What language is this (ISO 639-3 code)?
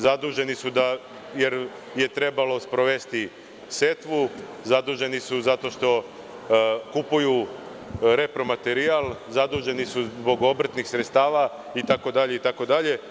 srp